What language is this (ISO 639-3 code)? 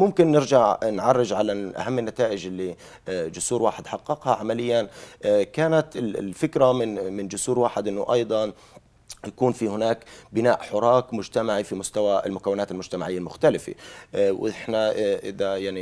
ara